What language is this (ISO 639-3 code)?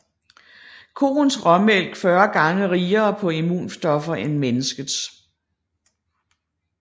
dan